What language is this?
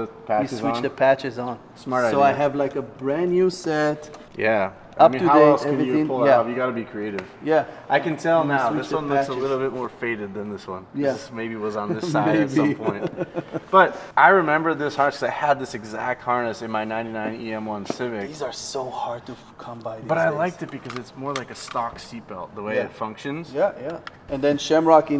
English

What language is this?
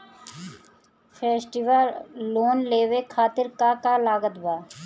Bhojpuri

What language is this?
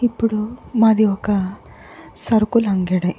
Telugu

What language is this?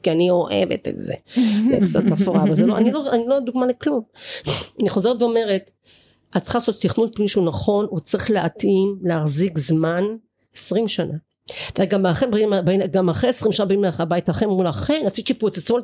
Hebrew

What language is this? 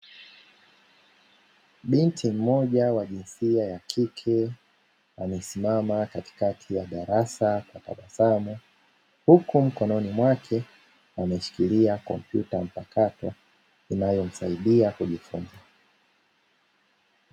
Swahili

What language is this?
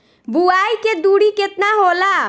Bhojpuri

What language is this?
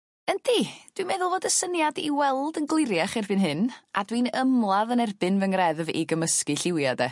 Welsh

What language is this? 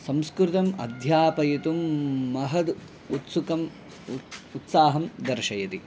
Sanskrit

